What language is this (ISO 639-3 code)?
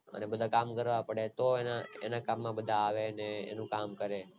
guj